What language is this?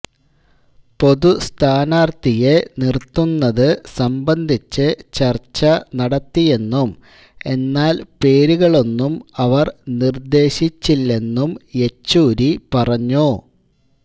Malayalam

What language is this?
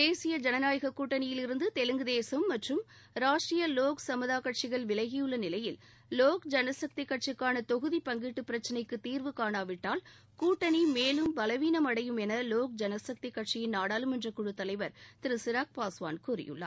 Tamil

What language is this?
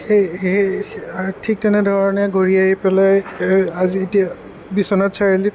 Assamese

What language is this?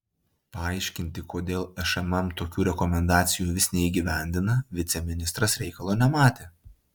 Lithuanian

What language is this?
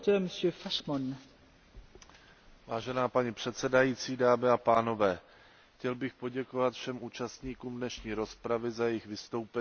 Czech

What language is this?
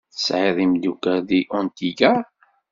Kabyle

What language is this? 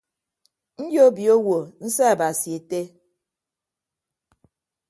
Ibibio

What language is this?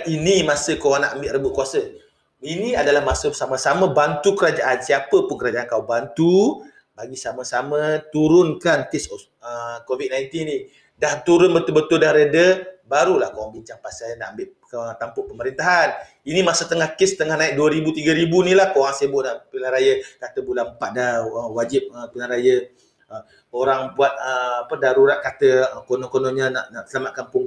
Malay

